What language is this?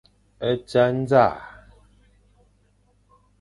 Fang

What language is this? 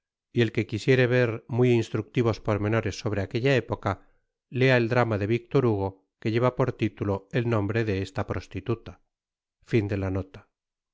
Spanish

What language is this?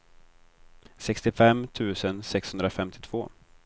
Swedish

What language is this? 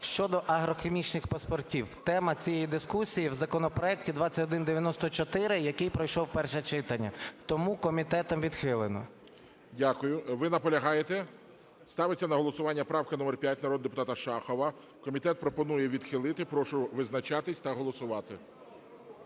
Ukrainian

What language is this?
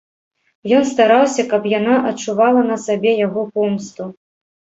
Belarusian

